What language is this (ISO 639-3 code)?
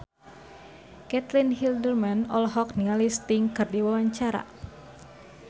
sun